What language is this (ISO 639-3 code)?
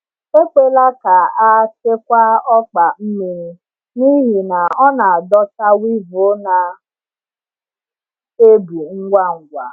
ibo